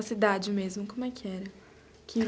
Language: Portuguese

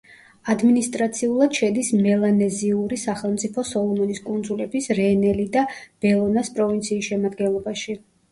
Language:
Georgian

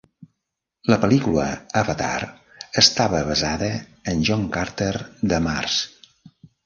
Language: Catalan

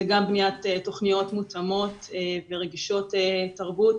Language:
Hebrew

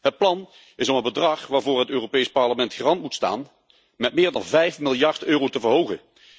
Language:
Dutch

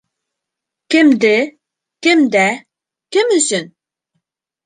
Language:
Bashkir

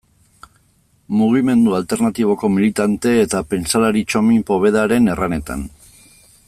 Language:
Basque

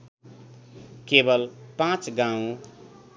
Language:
Nepali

